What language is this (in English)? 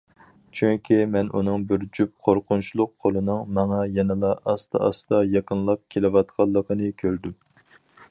Uyghur